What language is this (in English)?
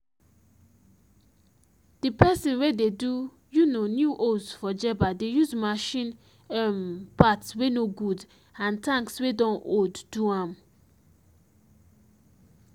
Nigerian Pidgin